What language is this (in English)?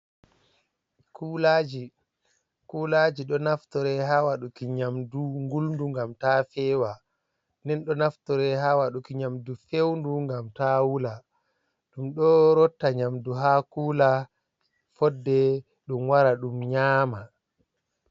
Fula